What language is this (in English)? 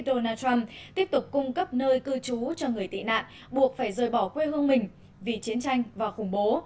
Vietnamese